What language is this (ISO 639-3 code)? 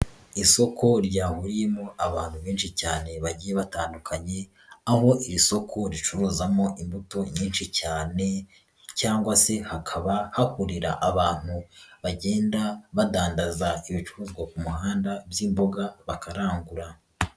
kin